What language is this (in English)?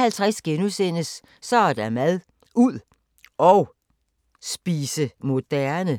Danish